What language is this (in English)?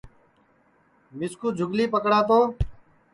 Sansi